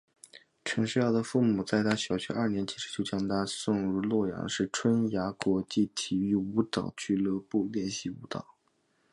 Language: Chinese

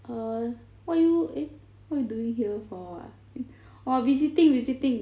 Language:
English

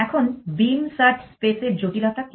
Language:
Bangla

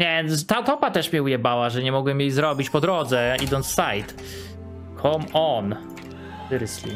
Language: Polish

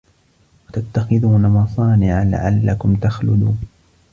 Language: Arabic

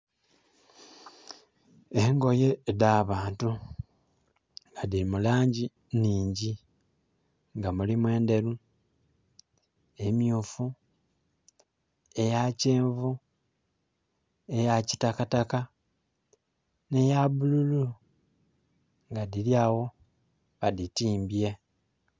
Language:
Soga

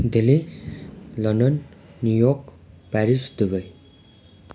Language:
Nepali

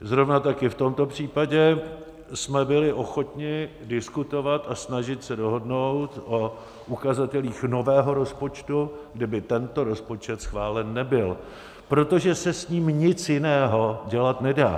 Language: Czech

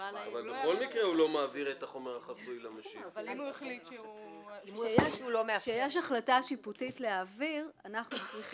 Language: Hebrew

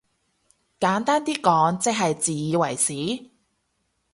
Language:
Cantonese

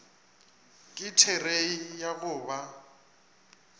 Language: Northern Sotho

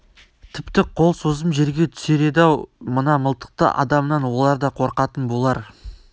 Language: Kazakh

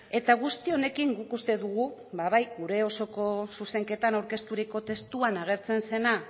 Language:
Basque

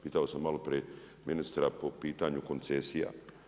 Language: Croatian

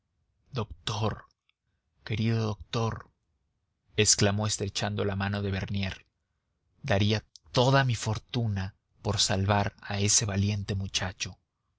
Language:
Spanish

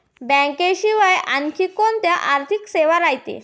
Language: Marathi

